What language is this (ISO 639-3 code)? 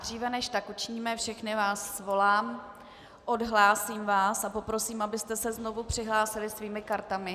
ces